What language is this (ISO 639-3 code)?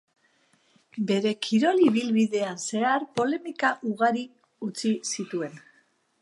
eus